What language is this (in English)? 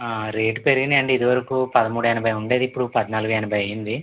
Telugu